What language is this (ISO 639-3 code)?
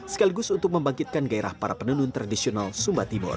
ind